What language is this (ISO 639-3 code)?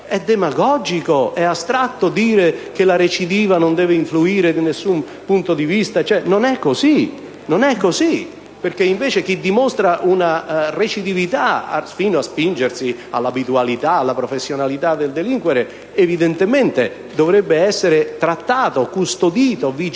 ita